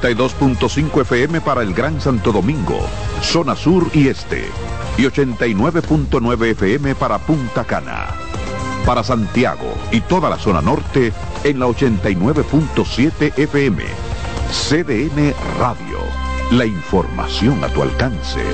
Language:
Spanish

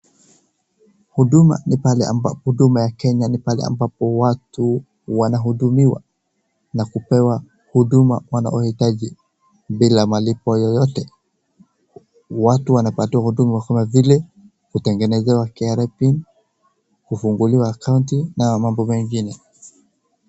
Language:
Swahili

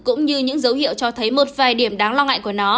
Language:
Vietnamese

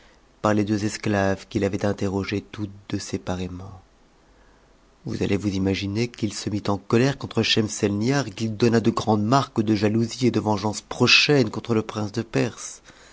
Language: French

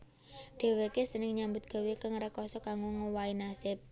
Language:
Javanese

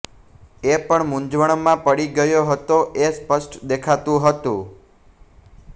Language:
Gujarati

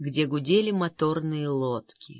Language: Russian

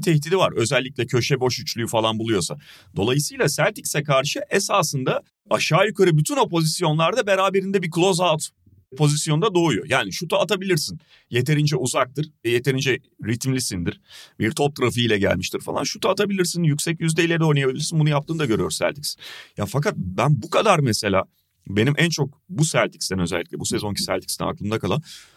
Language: Turkish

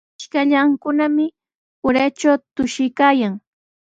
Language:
Sihuas Ancash Quechua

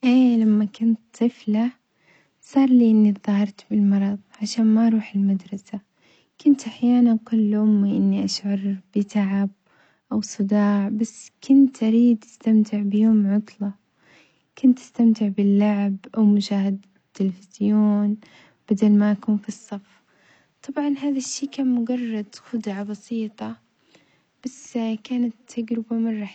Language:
Omani Arabic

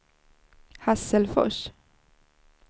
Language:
Swedish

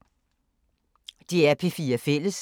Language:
Danish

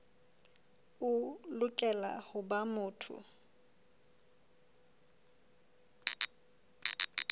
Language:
Southern Sotho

